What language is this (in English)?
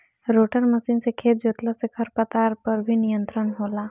Bhojpuri